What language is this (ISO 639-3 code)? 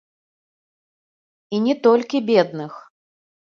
bel